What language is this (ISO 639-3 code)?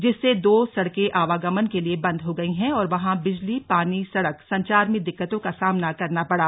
hin